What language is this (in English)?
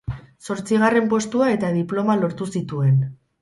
Basque